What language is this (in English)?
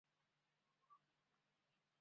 Chinese